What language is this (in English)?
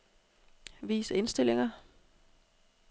Danish